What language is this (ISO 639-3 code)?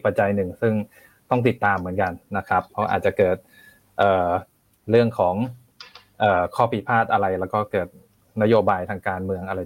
tha